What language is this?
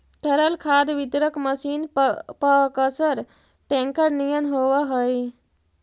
Magahi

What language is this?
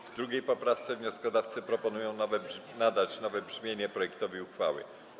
Polish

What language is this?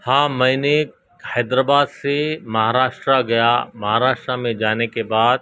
Urdu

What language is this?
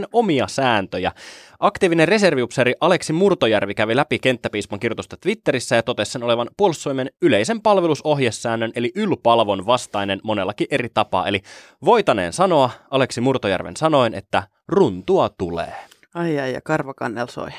Finnish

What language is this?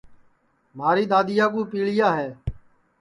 Sansi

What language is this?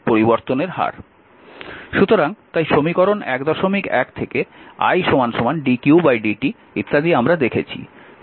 Bangla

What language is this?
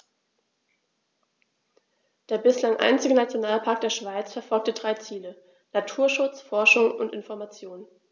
German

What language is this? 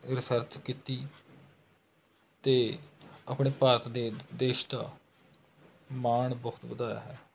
Punjabi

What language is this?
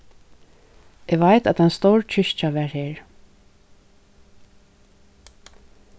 Faroese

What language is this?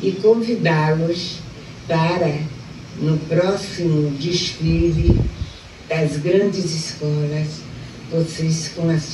Portuguese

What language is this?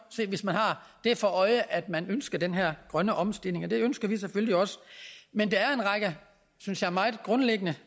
Danish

